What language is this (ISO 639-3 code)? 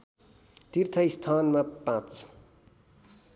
nep